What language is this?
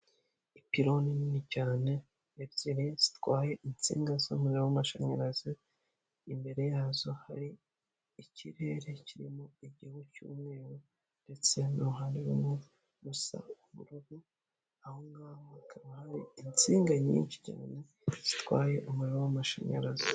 Kinyarwanda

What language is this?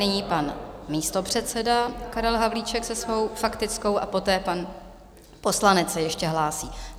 Czech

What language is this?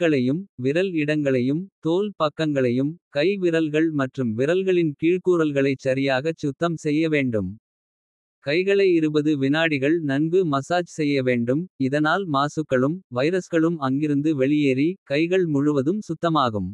Kota (India)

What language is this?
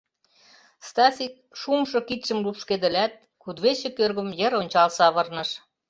Mari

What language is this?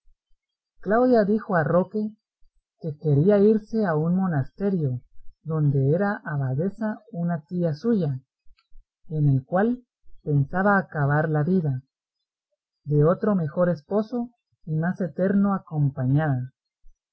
Spanish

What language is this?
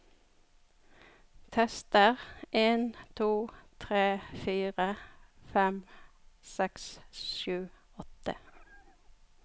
Norwegian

